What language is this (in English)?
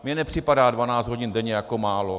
Czech